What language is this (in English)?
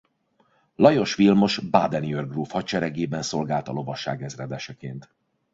Hungarian